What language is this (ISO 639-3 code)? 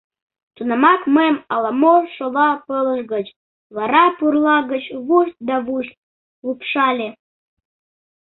chm